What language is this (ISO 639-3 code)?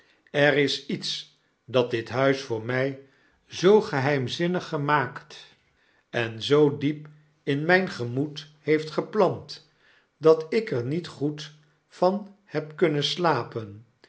nld